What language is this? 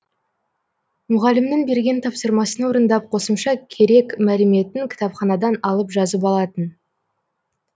Kazakh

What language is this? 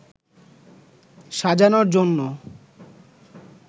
Bangla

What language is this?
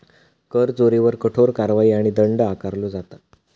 Marathi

